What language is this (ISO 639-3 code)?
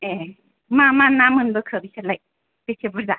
brx